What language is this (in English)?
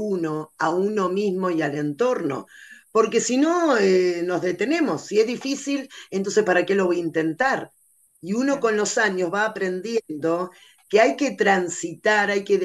Spanish